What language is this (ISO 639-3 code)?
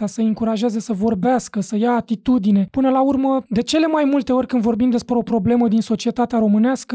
ron